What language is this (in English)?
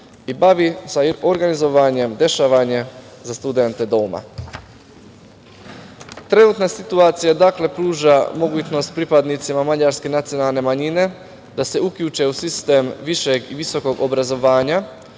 Serbian